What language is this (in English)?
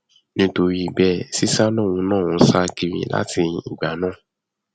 Yoruba